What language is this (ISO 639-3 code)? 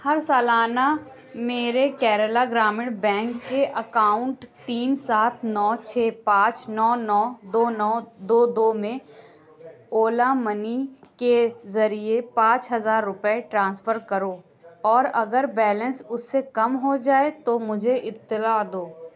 urd